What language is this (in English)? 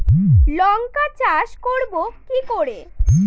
Bangla